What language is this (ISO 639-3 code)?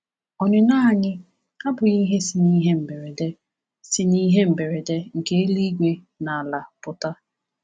ibo